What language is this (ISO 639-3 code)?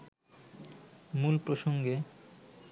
ben